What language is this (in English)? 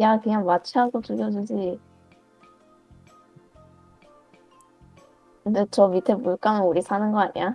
Korean